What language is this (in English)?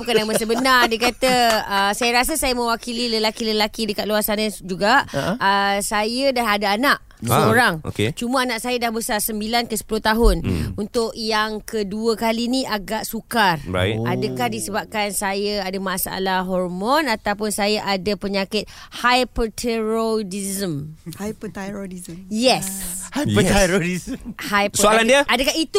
Malay